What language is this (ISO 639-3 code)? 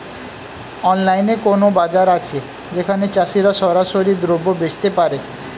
ben